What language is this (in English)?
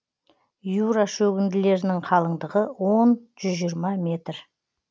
Kazakh